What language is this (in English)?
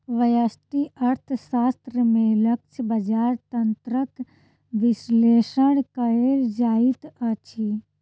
Maithili